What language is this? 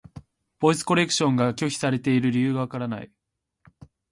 Japanese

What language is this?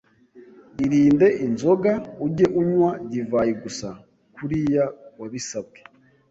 Kinyarwanda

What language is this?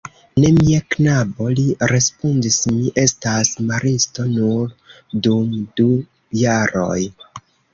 Esperanto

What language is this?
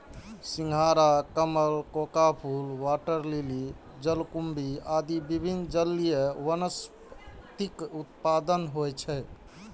Maithili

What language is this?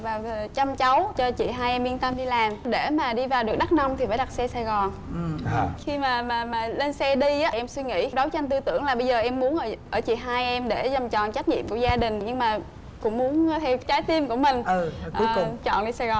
Vietnamese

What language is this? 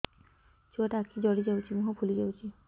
Odia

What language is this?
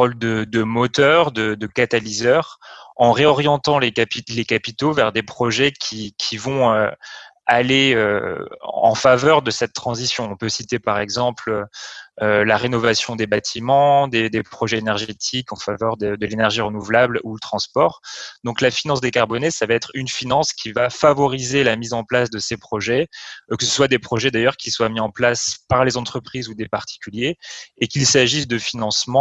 French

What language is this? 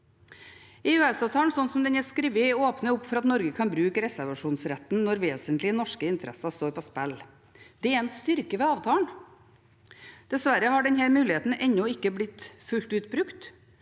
Norwegian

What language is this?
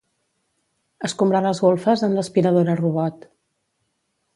Catalan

